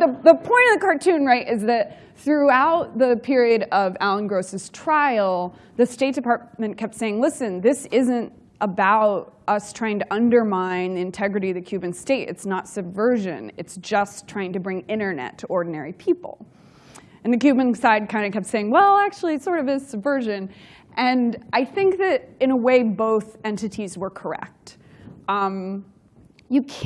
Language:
English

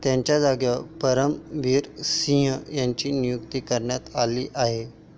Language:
Marathi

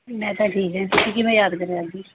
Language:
Punjabi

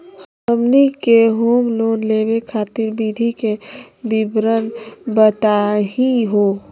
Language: Magahi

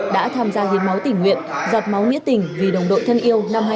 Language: Vietnamese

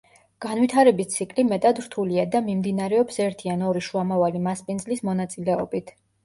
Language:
Georgian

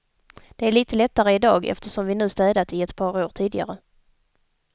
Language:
Swedish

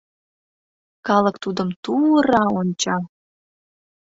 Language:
Mari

